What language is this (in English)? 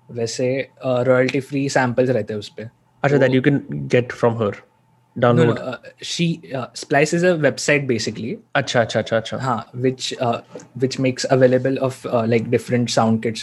Hindi